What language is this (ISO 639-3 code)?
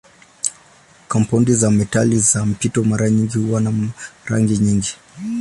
swa